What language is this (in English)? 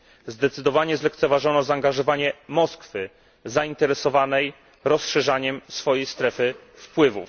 Polish